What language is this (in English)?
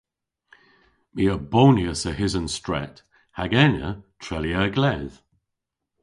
Cornish